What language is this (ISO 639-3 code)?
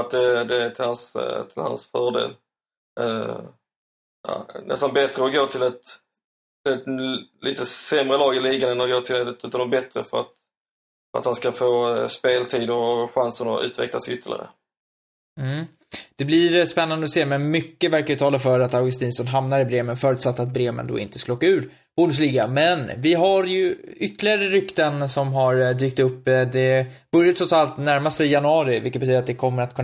swe